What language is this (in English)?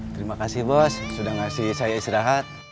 Indonesian